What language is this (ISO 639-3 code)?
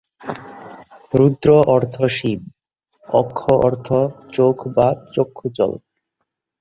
ben